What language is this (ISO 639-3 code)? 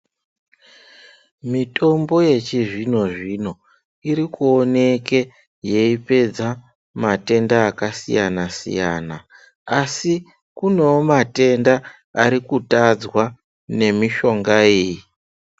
ndc